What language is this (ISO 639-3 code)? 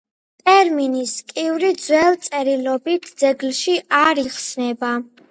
kat